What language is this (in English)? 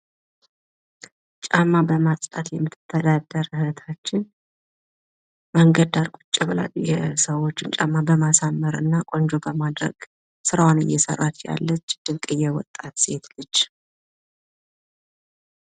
Amharic